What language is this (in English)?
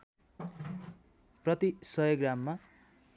Nepali